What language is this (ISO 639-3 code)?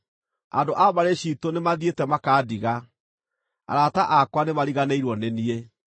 kik